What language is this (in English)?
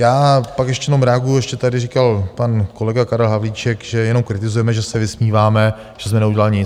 Czech